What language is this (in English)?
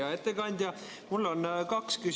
Estonian